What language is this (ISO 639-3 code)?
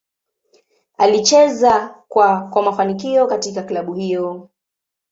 swa